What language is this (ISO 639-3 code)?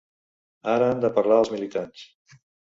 cat